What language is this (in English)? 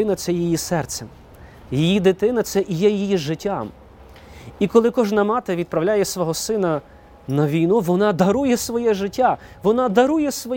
Ukrainian